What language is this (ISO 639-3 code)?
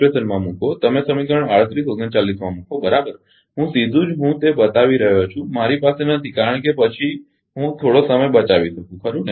guj